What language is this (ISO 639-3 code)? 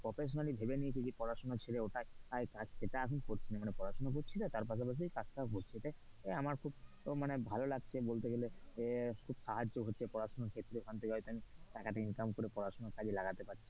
ben